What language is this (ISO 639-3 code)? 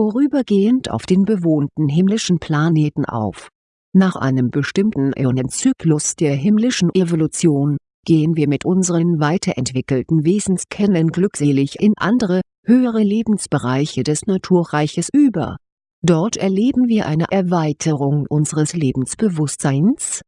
deu